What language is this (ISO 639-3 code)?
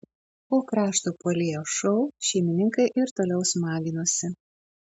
lit